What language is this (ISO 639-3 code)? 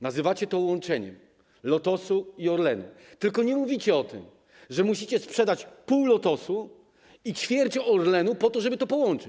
pol